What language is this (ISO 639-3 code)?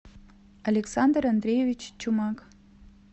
rus